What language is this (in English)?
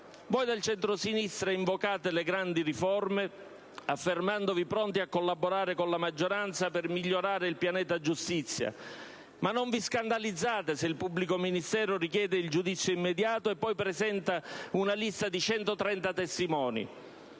Italian